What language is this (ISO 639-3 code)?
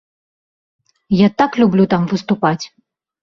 bel